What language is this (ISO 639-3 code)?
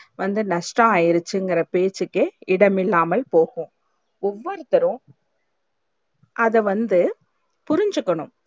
tam